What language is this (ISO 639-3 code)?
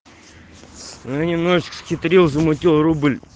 rus